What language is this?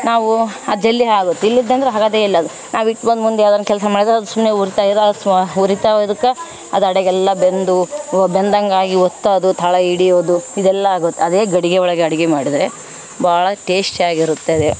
Kannada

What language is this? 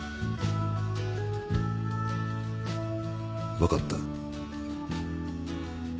Japanese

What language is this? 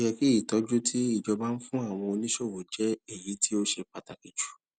Yoruba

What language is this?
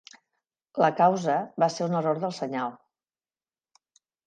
Catalan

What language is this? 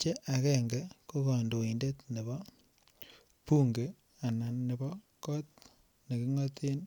Kalenjin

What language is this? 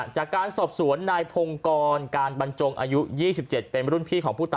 Thai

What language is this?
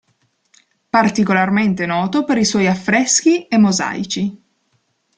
Italian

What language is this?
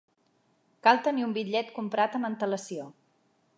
Catalan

